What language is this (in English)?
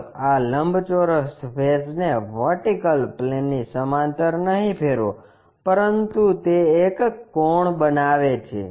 Gujarati